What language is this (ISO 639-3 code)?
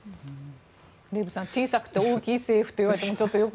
jpn